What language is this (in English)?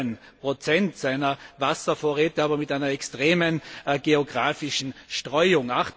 German